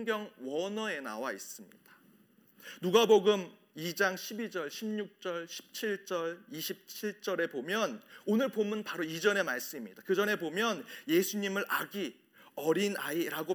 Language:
Korean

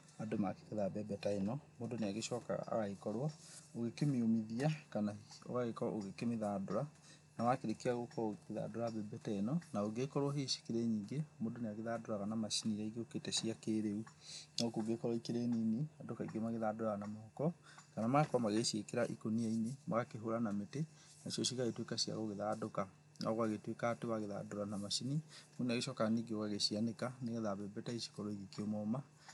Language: Kikuyu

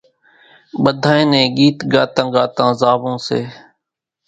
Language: Kachi Koli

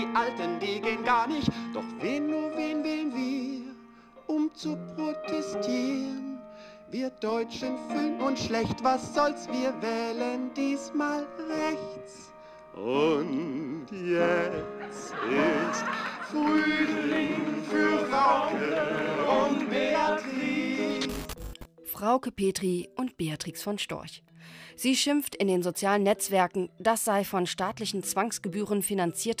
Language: German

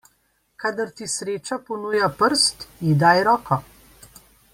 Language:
Slovenian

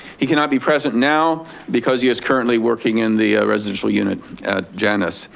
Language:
English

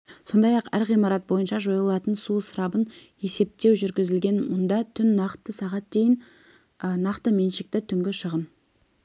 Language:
Kazakh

